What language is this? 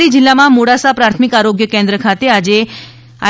Gujarati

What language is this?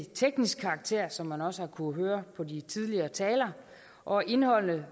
Danish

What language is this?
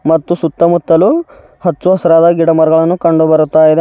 Kannada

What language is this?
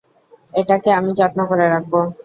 Bangla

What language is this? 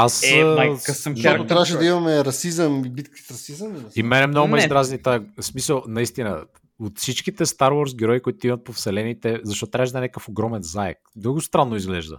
Bulgarian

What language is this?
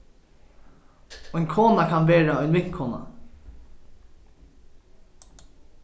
Faroese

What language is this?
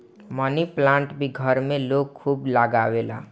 Bhojpuri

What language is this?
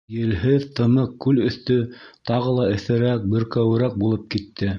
Bashkir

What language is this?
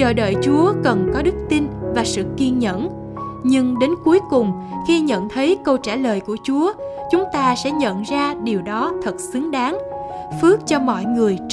Vietnamese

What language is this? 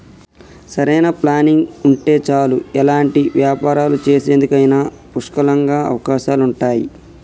Telugu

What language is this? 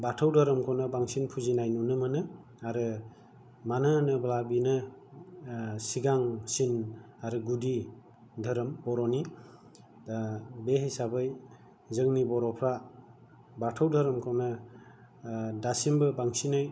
Bodo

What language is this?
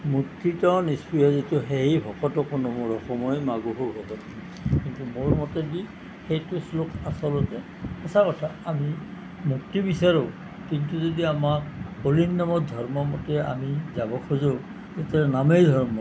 Assamese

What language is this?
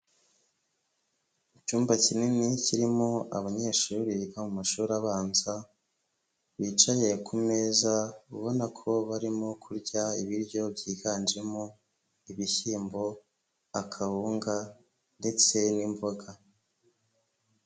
Kinyarwanda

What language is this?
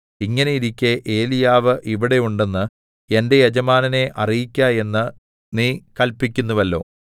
Malayalam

